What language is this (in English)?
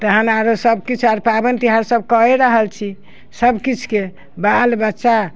Maithili